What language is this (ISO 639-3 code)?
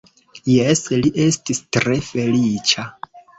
epo